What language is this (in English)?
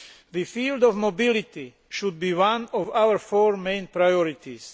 English